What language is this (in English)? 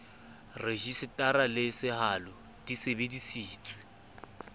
Southern Sotho